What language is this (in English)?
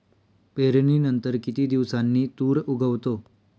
Marathi